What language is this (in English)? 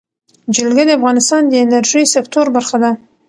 Pashto